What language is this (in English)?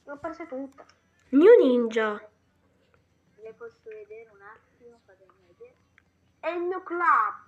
Italian